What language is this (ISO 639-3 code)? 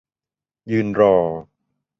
tha